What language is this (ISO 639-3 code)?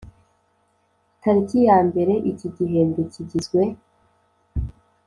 kin